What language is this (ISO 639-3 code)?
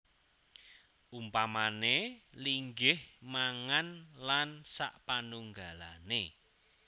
jav